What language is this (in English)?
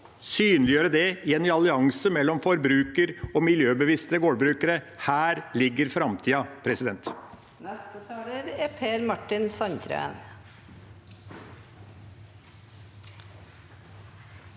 Norwegian